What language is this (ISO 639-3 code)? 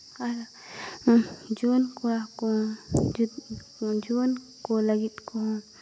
sat